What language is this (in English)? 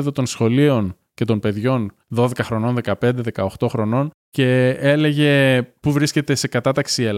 Greek